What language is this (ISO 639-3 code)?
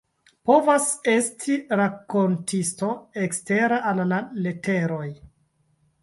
epo